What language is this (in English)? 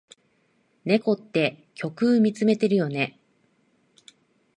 Japanese